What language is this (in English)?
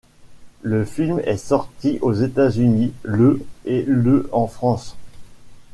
French